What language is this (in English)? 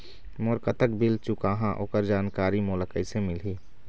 Chhattisgarhi